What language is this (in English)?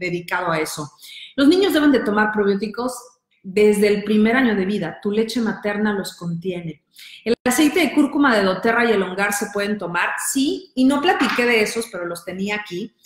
Spanish